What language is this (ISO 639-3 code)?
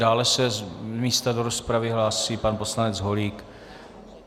ces